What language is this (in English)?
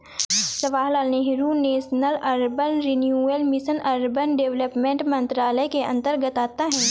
Hindi